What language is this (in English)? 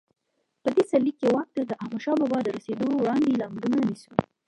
Pashto